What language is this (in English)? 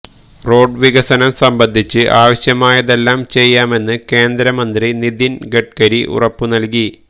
Malayalam